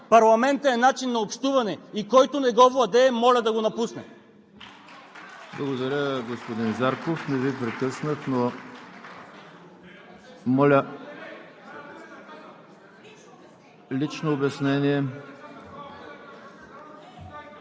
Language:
Bulgarian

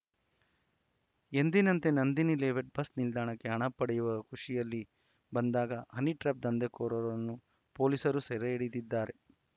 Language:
Kannada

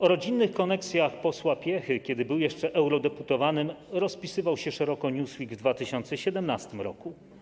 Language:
Polish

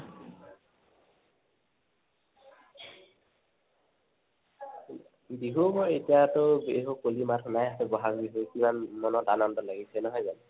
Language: Assamese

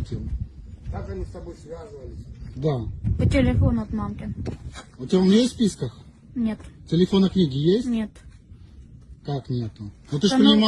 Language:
Russian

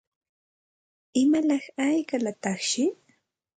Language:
Santa Ana de Tusi Pasco Quechua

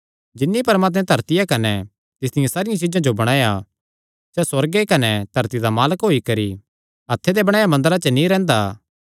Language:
Kangri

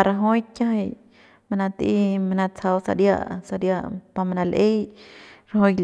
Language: Central Pame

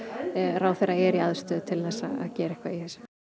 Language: Icelandic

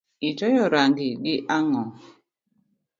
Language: Luo (Kenya and Tanzania)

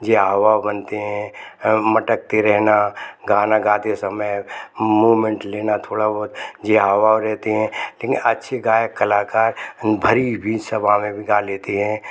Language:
Hindi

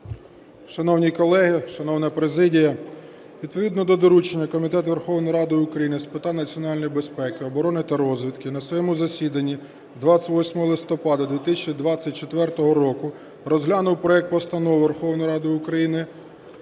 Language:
Ukrainian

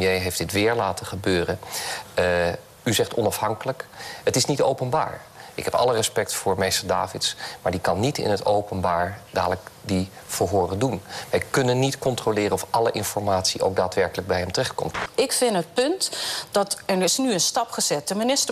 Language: Dutch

